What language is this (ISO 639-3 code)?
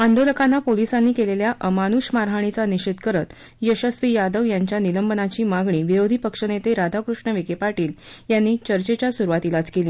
mar